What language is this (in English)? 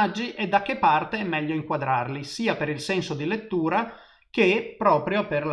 Italian